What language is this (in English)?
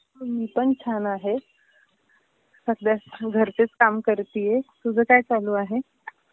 Marathi